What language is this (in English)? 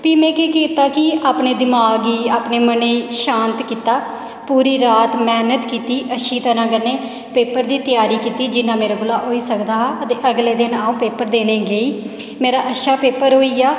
Dogri